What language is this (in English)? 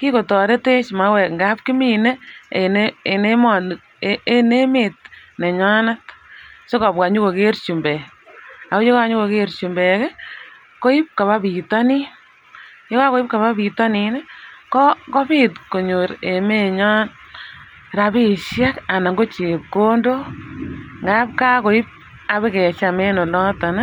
Kalenjin